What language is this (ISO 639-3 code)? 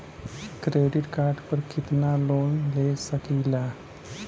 bho